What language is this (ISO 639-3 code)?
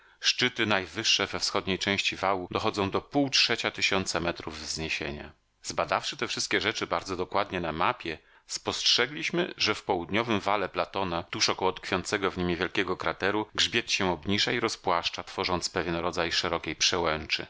pol